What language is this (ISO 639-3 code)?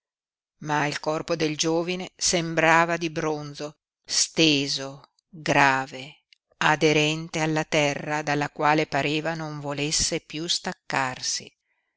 ita